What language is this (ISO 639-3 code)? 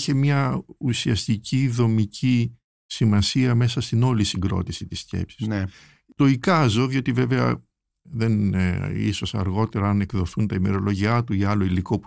ell